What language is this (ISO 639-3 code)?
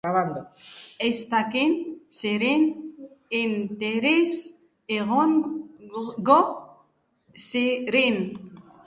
eus